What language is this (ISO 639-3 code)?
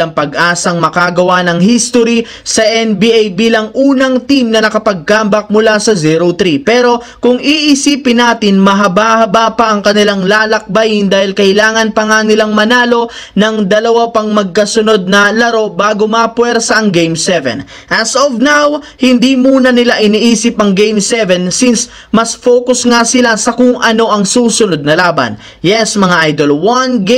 fil